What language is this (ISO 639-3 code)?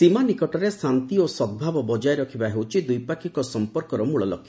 ori